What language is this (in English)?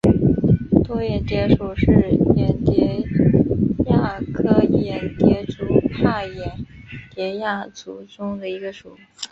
Chinese